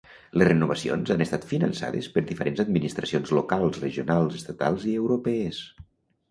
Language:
Catalan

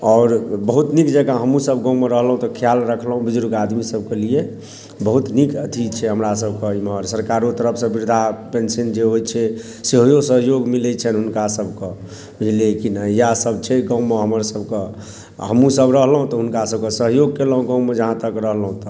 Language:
Maithili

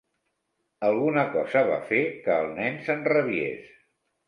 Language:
Catalan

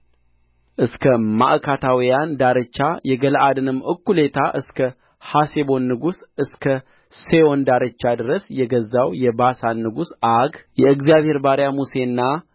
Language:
Amharic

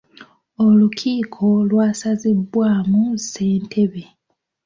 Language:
Ganda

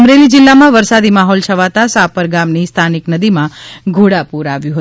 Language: Gujarati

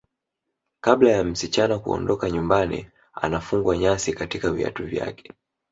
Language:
Swahili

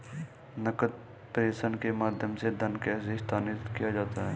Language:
Hindi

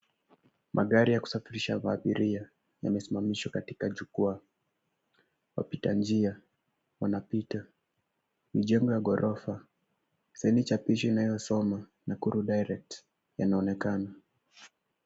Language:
Swahili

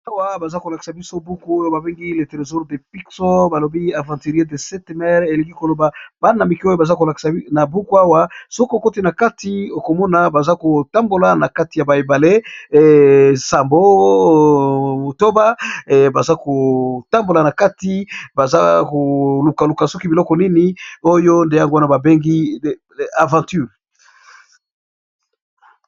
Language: Lingala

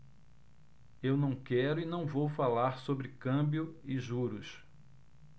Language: Portuguese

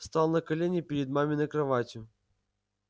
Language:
Russian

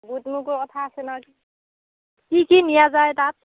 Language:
Assamese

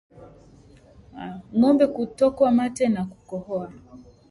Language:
Swahili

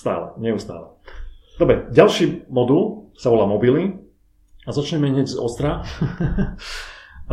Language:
Slovak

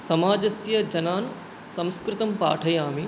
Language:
Sanskrit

